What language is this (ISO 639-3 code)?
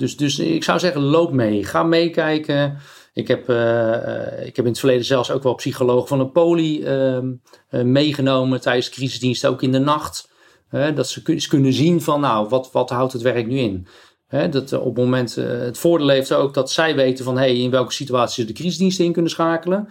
nld